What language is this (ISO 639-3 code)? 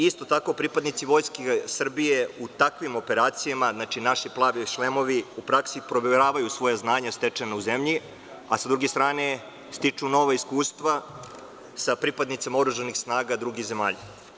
srp